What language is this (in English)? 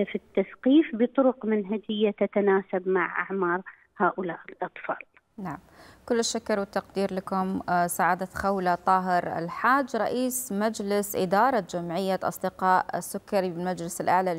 Arabic